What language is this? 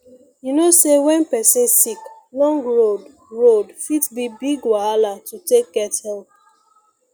Nigerian Pidgin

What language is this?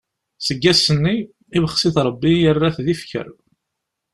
Kabyle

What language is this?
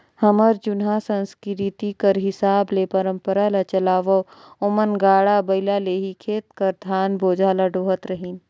Chhattisgarhi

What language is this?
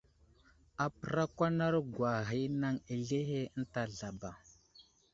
Wuzlam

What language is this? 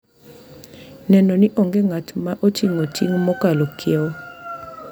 Luo (Kenya and Tanzania)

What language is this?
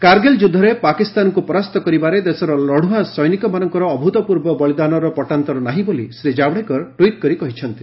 Odia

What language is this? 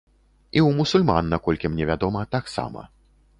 Belarusian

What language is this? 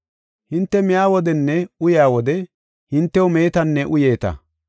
Gofa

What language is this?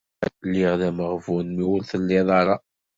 Kabyle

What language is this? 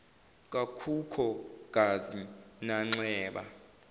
Zulu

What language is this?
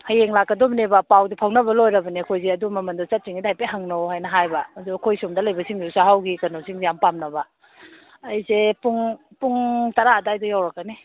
Manipuri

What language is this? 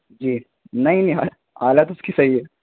Urdu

